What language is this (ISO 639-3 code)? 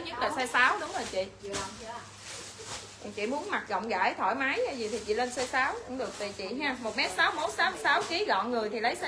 vie